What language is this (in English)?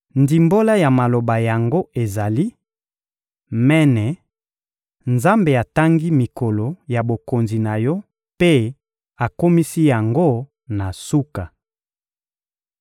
Lingala